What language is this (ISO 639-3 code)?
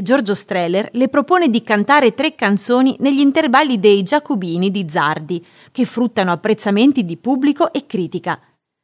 ita